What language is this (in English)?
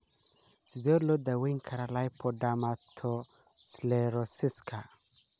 Somali